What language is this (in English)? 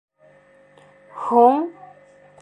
Bashkir